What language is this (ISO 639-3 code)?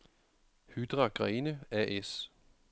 dan